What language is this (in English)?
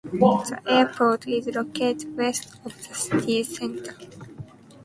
English